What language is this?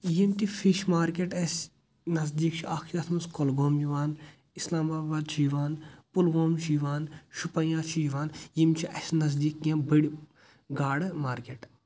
Kashmiri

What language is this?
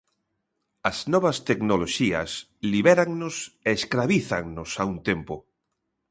Galician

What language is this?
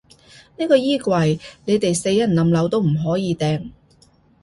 Cantonese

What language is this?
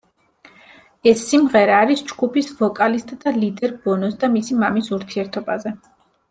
Georgian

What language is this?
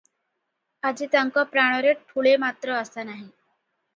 Odia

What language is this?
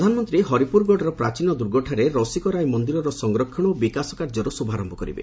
Odia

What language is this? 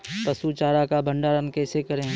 Maithili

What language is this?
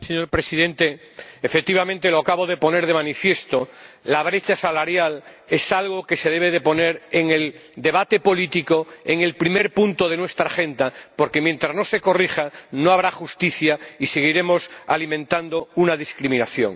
Spanish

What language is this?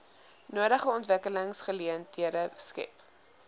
Afrikaans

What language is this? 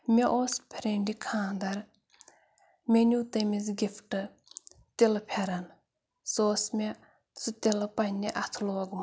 Kashmiri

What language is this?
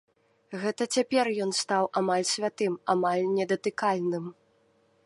Belarusian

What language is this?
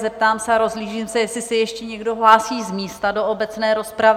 Czech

